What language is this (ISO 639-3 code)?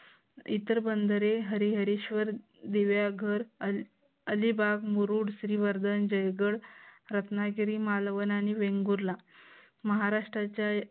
mar